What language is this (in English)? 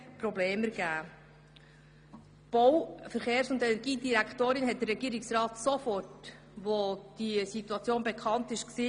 Swiss German